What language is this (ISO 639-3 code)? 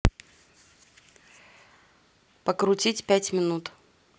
rus